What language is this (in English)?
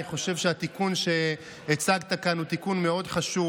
Hebrew